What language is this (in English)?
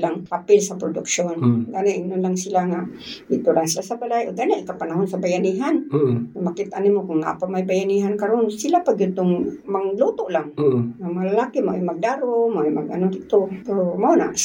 Filipino